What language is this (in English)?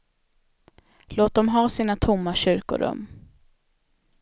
Swedish